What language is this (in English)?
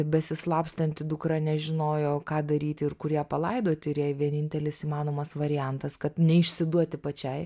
Lithuanian